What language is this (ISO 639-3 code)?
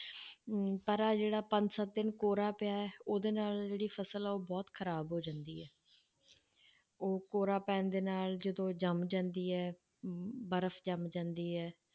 pan